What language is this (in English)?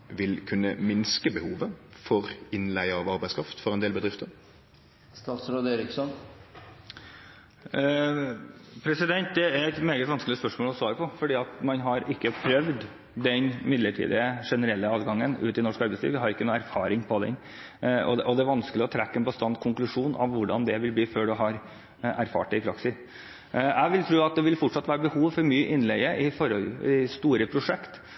Norwegian